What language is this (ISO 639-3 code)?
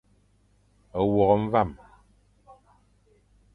fan